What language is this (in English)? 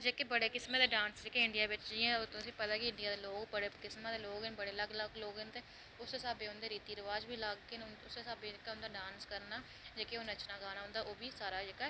Dogri